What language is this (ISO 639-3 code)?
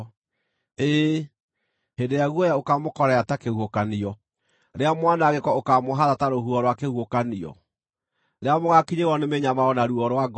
kik